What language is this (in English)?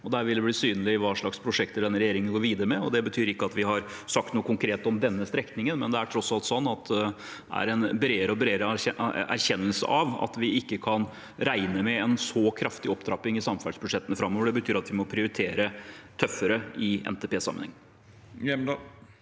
Norwegian